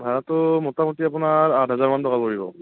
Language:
Assamese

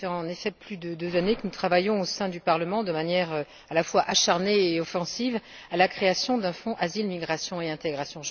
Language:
French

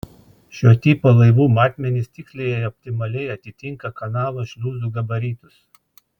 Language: Lithuanian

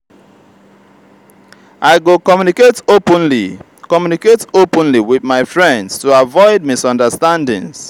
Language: Nigerian Pidgin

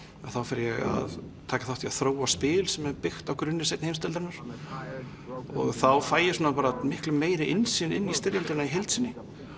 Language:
Icelandic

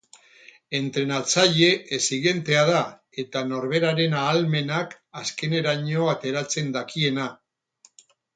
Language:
Basque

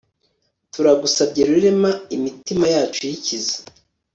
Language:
Kinyarwanda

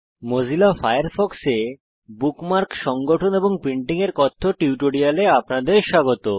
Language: Bangla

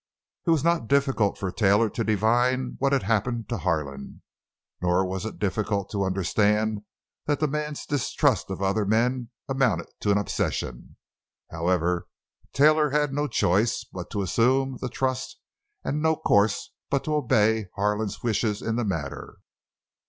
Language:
English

